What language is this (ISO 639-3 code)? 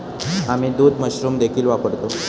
mar